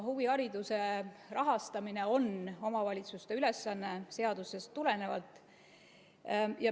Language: Estonian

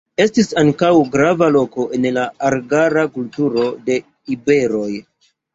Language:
Esperanto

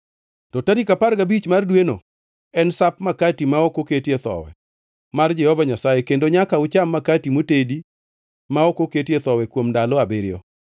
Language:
Luo (Kenya and Tanzania)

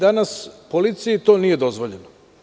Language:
Serbian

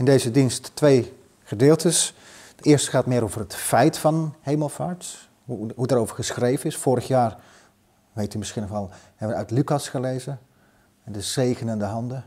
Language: Dutch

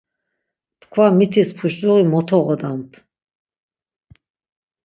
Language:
Laz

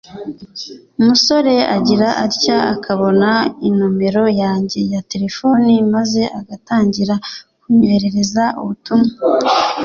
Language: Kinyarwanda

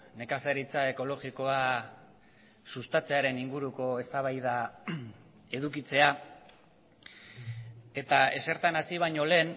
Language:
Basque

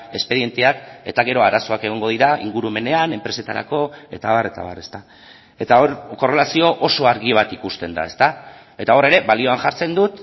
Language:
Basque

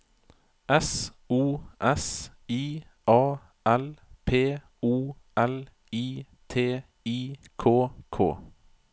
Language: Norwegian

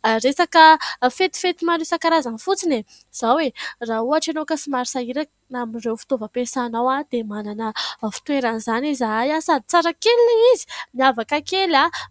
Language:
Malagasy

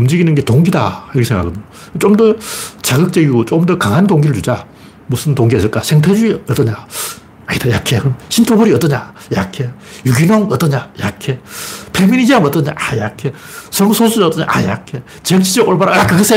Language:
Korean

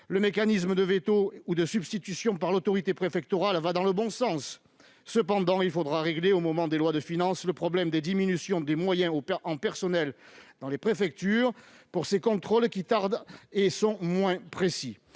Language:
French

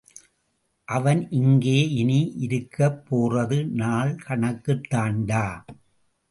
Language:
Tamil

